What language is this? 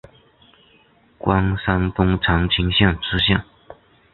Chinese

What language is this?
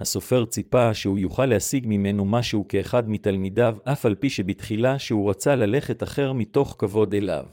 Hebrew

